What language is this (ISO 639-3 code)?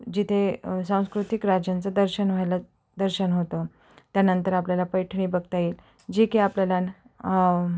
mar